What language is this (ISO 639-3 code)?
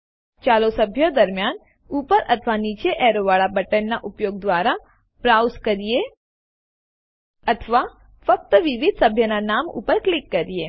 guj